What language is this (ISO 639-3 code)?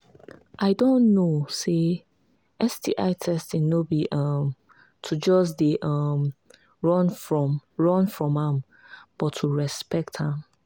pcm